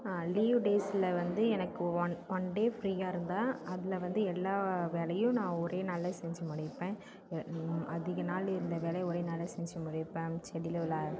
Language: Tamil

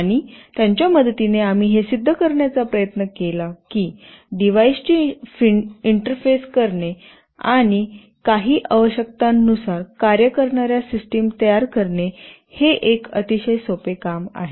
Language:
Marathi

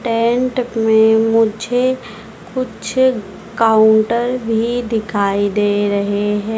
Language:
Hindi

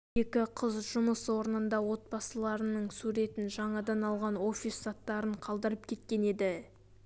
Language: Kazakh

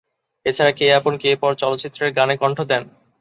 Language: Bangla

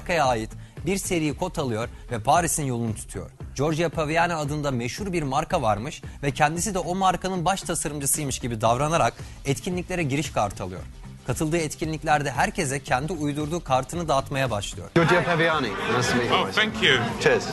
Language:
Turkish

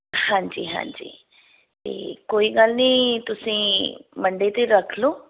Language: Punjabi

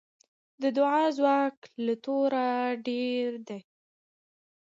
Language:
Pashto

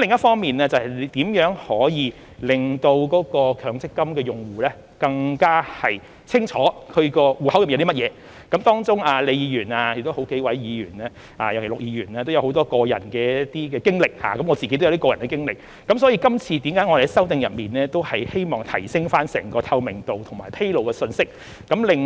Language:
Cantonese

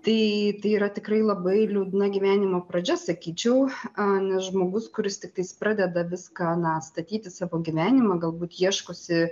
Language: Lithuanian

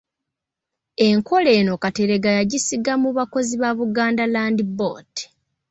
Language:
Ganda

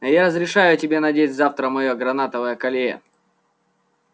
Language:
Russian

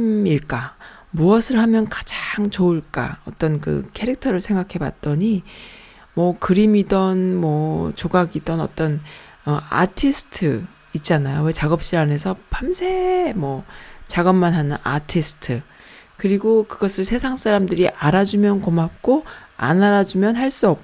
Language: Korean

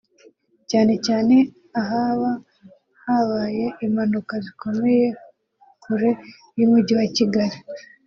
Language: Kinyarwanda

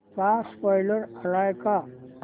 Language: Marathi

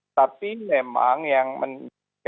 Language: Indonesian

